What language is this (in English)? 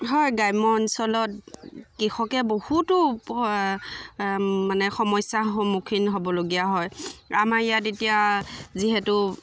Assamese